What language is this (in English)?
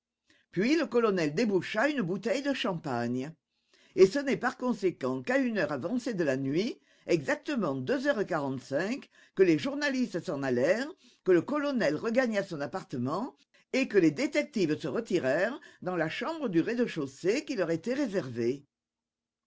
French